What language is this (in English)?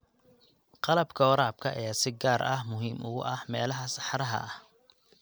Somali